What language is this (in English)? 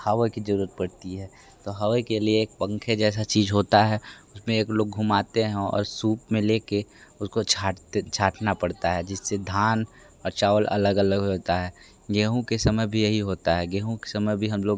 Hindi